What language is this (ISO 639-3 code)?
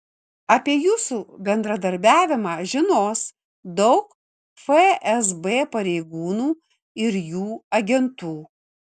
lit